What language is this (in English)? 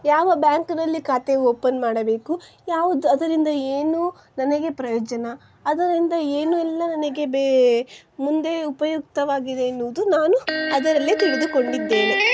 Kannada